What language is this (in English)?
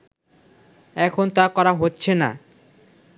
Bangla